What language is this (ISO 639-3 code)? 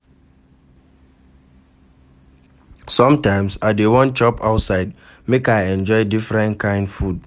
pcm